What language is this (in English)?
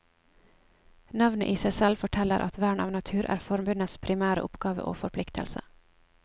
Norwegian